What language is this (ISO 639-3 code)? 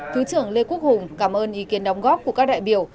vie